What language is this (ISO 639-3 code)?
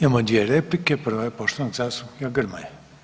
hrv